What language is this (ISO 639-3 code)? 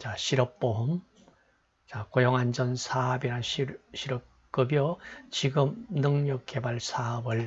kor